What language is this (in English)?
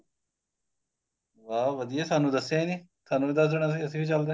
Punjabi